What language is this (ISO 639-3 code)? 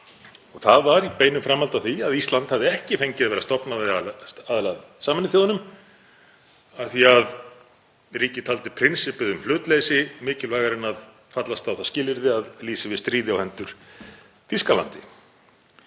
isl